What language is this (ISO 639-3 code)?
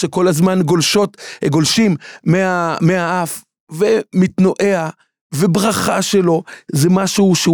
heb